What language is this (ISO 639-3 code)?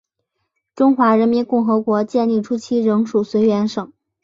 zho